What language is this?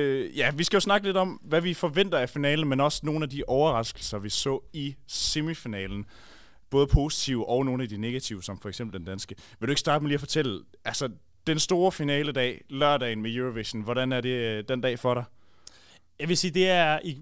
Danish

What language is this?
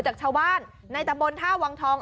Thai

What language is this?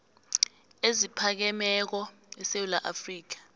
South Ndebele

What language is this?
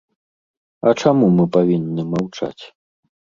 Belarusian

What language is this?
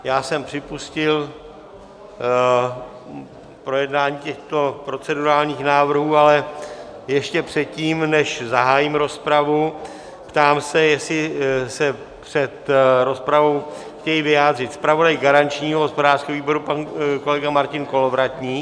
Czech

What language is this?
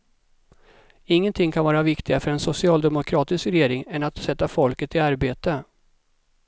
Swedish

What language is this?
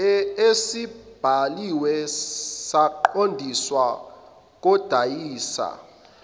Zulu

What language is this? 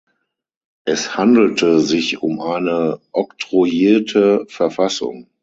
German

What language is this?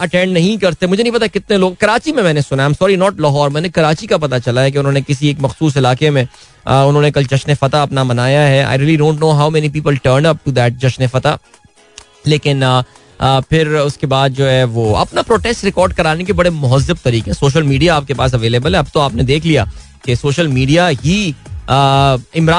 Hindi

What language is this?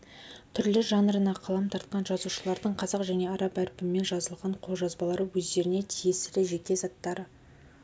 Kazakh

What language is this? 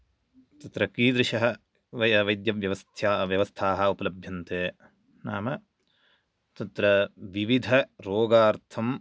Sanskrit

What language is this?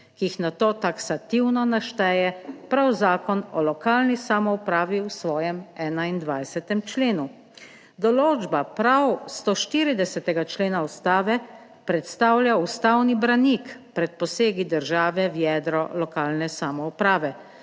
Slovenian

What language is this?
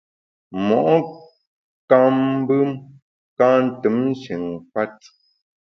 Bamun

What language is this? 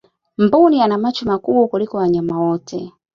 Swahili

